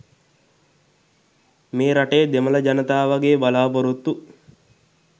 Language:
Sinhala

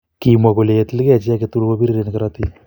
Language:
Kalenjin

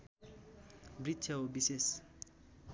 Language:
Nepali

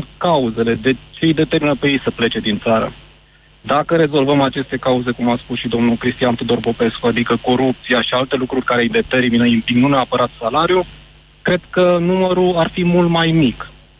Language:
Romanian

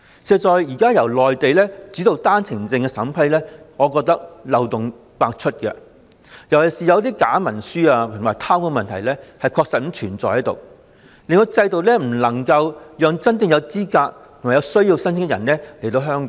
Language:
Cantonese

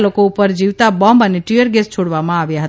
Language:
Gujarati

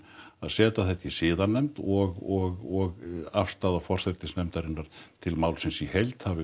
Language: Icelandic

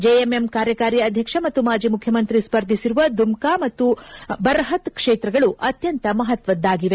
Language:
Kannada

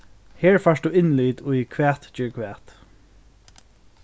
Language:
Faroese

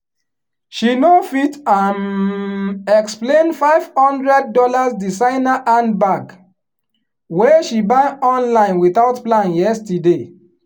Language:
Nigerian Pidgin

